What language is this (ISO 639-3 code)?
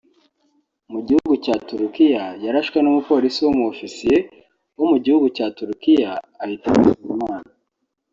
kin